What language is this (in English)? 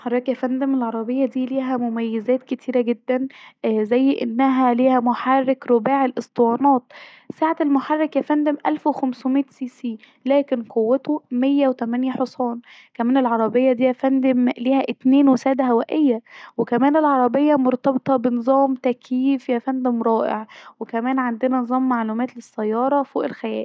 Egyptian Arabic